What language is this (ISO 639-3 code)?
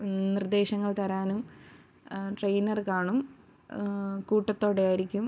mal